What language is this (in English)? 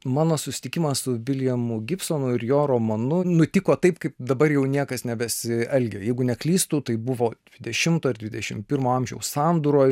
Lithuanian